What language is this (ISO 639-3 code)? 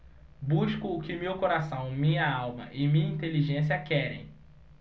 por